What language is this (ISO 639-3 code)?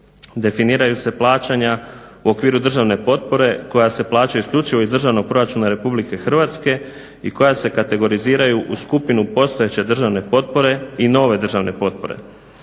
hrv